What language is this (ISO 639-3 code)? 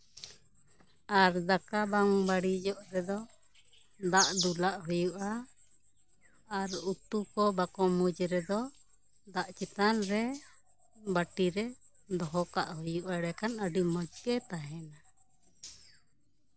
sat